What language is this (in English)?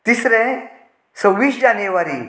Konkani